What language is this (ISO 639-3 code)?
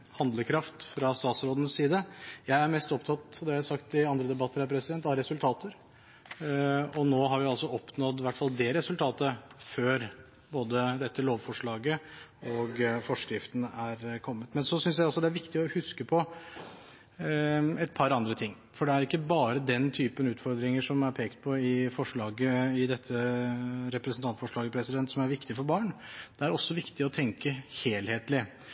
nob